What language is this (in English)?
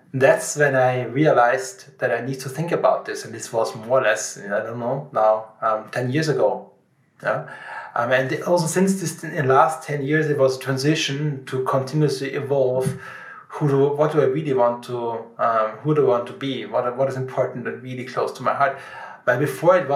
English